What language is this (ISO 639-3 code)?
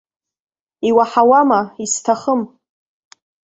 abk